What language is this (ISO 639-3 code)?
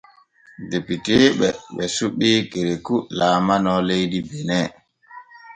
fue